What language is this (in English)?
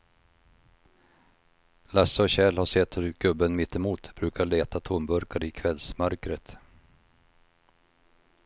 Swedish